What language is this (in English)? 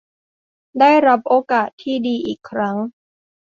Thai